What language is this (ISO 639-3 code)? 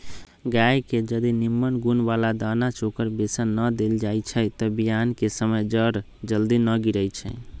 mag